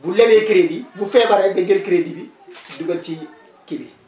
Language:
Wolof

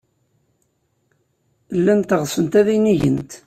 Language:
Kabyle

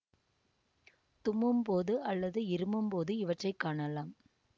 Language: Tamil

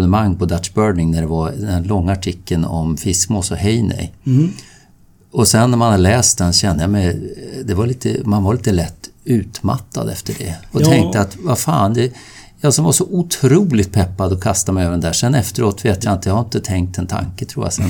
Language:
Swedish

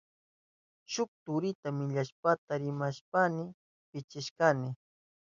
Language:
Southern Pastaza Quechua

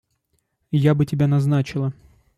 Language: Russian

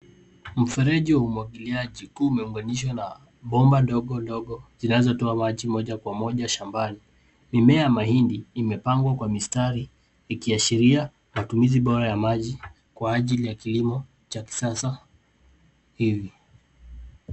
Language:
Swahili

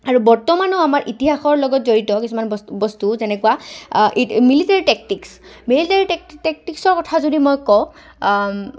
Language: Assamese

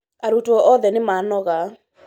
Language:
Kikuyu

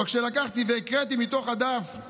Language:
Hebrew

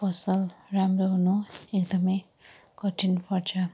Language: Nepali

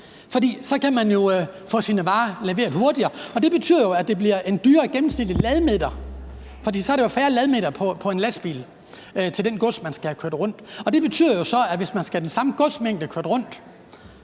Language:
Danish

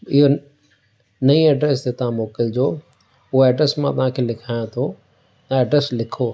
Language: Sindhi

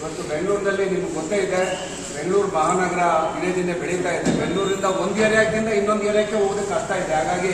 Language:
Hindi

